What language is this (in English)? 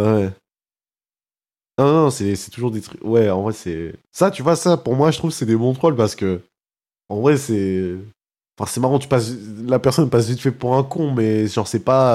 French